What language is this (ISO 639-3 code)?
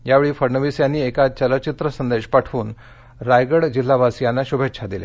mar